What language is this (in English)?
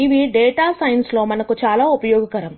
Telugu